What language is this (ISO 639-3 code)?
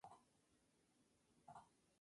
spa